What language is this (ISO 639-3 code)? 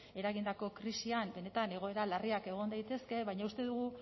eus